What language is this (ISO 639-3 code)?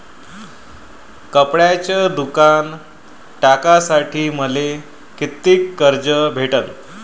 mar